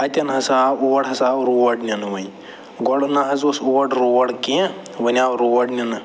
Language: Kashmiri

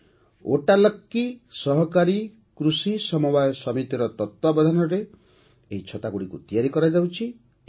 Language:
Odia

